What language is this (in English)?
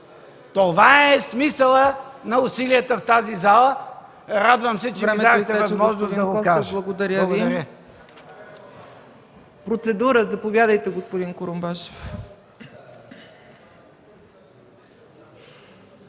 Bulgarian